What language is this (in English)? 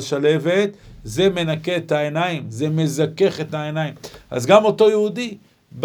Hebrew